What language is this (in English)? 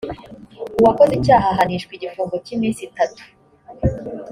Kinyarwanda